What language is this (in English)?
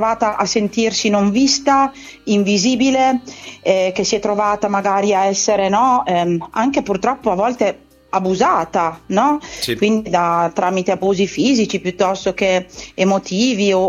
Italian